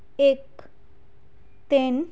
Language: Punjabi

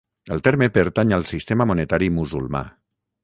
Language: Catalan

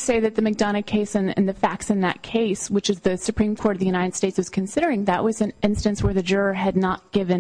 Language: English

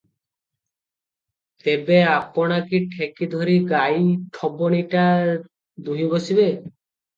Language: Odia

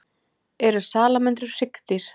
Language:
Icelandic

